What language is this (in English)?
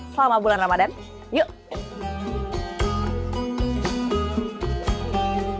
Indonesian